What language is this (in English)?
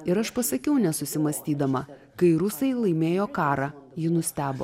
Lithuanian